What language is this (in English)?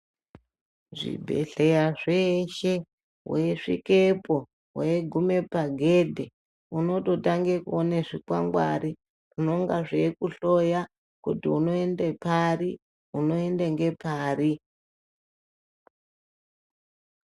Ndau